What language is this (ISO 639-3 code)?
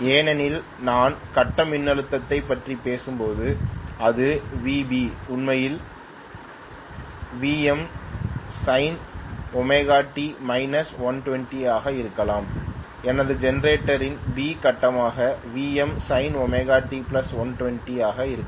tam